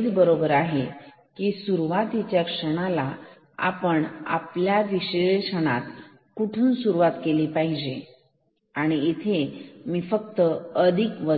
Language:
Marathi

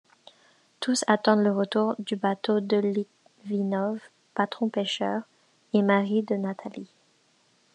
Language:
French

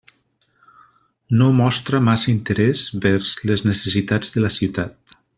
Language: Catalan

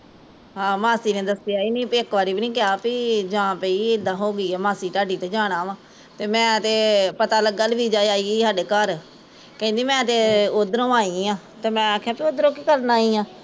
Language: Punjabi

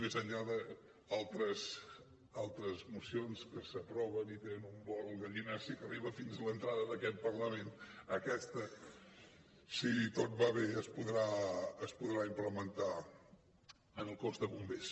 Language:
Catalan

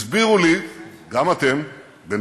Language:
Hebrew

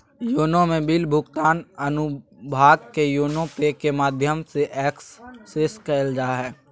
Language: Magahi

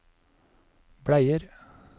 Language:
Norwegian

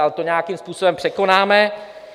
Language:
Czech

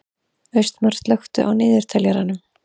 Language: Icelandic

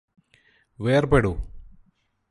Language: Malayalam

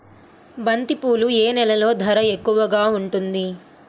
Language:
Telugu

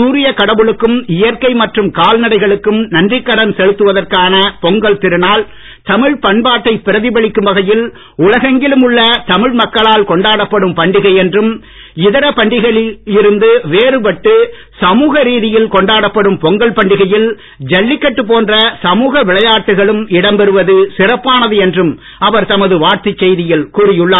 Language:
Tamil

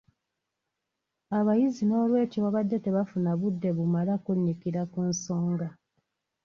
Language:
Ganda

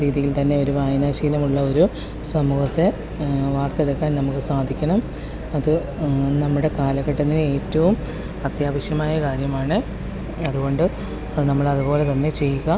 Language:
Malayalam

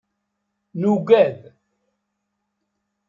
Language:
Kabyle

